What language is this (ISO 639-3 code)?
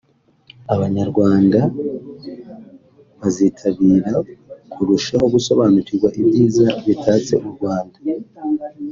kin